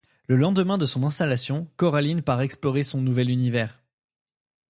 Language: French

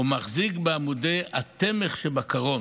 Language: Hebrew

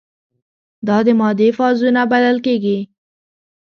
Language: Pashto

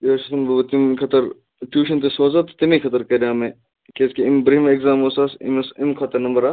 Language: Kashmiri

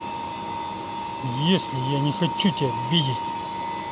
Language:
Russian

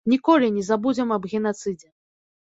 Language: Belarusian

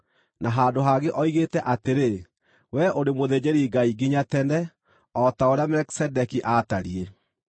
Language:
Kikuyu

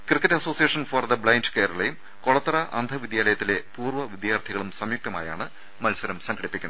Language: Malayalam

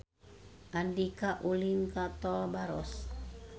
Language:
Sundanese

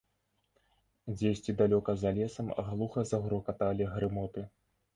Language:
Belarusian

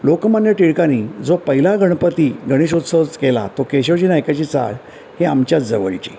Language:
Marathi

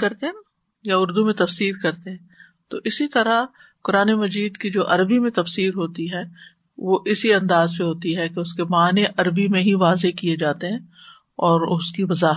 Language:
Urdu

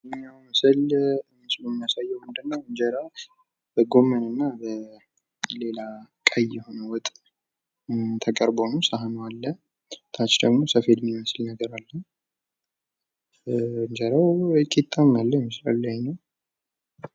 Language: Amharic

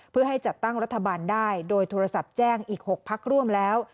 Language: Thai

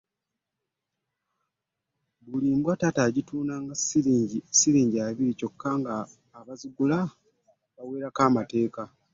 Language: Ganda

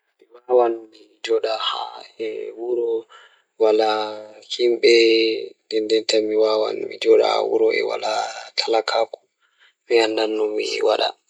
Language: Fula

